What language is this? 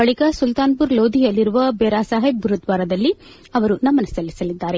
Kannada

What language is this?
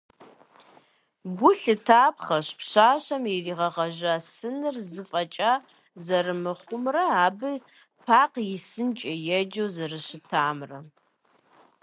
Kabardian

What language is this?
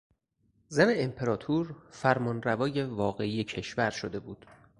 Persian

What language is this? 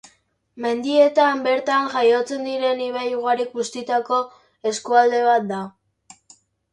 Basque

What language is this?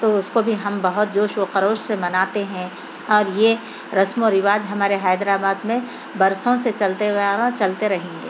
Urdu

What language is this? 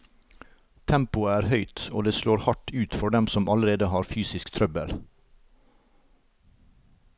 Norwegian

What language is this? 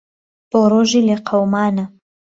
Central Kurdish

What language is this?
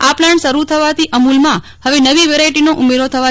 Gujarati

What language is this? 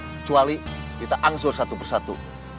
Indonesian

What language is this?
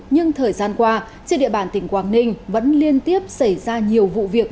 Vietnamese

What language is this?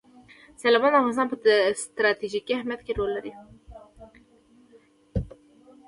Pashto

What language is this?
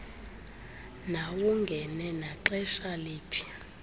Xhosa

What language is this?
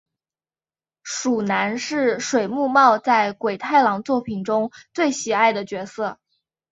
Chinese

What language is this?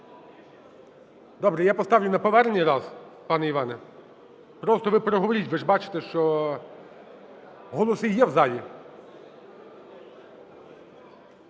Ukrainian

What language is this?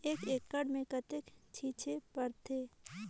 Chhattisgarhi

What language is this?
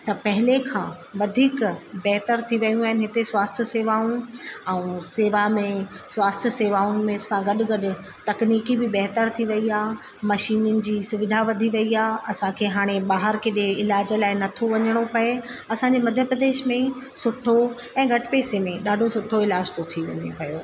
Sindhi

